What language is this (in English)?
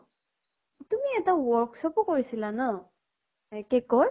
Assamese